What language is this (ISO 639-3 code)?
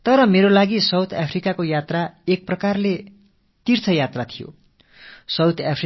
tam